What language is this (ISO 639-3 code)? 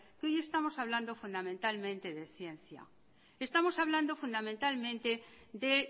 spa